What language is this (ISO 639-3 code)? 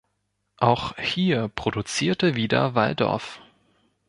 deu